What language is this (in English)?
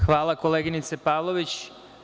Serbian